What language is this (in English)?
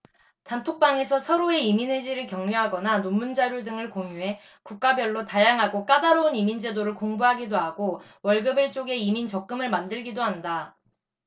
Korean